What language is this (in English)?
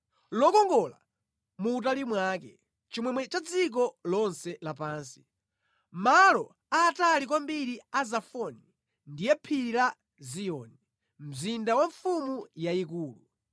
Nyanja